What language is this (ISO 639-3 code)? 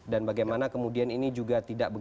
ind